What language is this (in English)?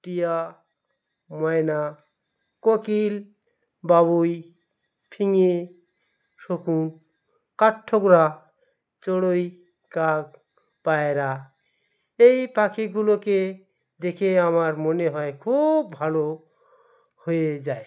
Bangla